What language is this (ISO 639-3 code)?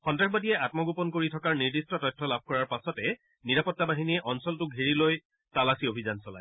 asm